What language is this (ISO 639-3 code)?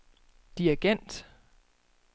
dan